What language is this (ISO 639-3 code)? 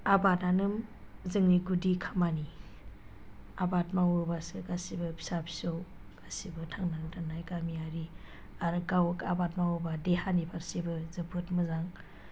brx